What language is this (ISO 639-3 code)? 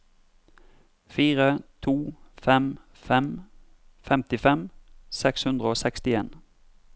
nor